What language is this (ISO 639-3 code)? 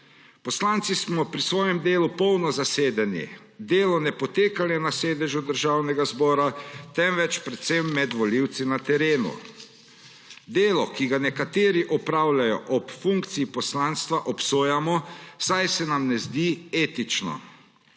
slv